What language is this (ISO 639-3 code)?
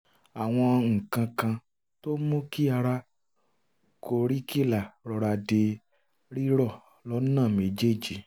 yor